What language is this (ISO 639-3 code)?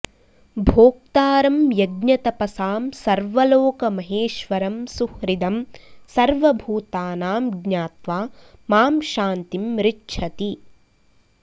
san